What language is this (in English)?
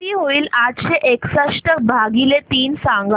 Marathi